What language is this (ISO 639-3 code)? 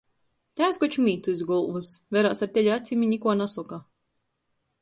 ltg